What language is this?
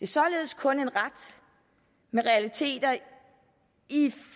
Danish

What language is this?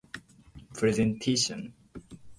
Japanese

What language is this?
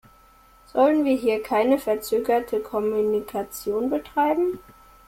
German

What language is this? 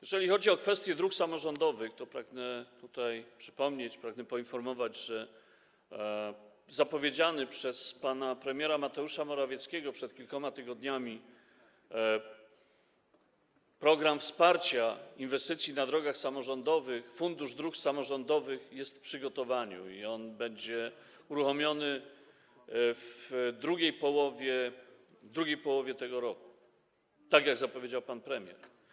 Polish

